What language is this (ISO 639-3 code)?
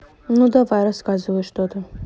rus